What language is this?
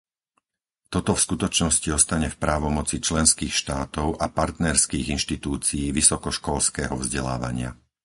Slovak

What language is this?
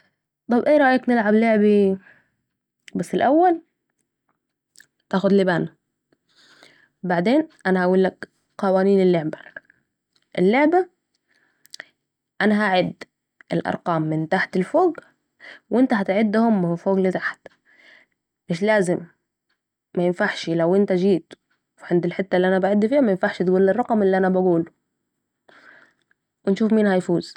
Saidi Arabic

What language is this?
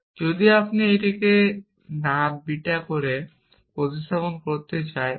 Bangla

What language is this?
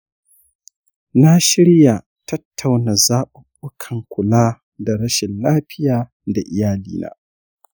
Hausa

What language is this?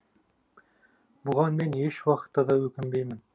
Kazakh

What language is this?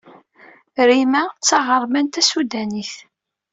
Kabyle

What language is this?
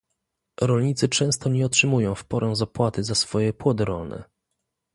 Polish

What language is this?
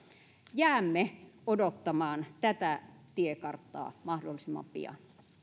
Finnish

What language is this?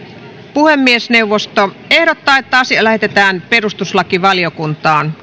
Finnish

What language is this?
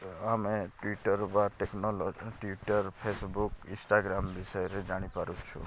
Odia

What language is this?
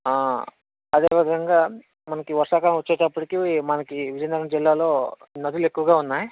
Telugu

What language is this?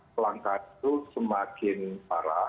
Indonesian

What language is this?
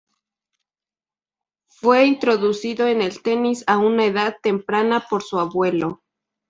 Spanish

